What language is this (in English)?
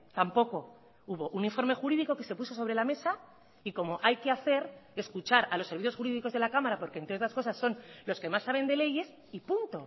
Spanish